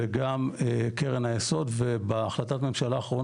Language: Hebrew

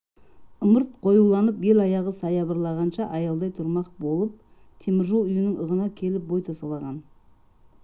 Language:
Kazakh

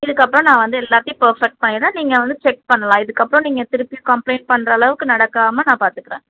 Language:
Tamil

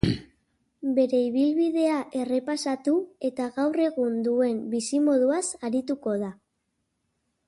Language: Basque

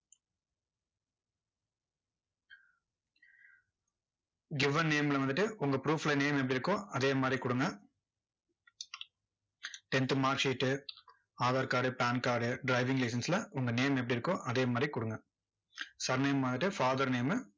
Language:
Tamil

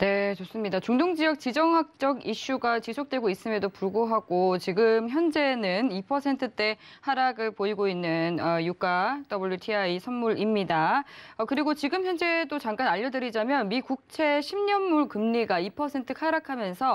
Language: Korean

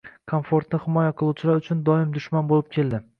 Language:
Uzbek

